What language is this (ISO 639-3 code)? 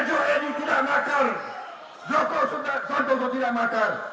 ind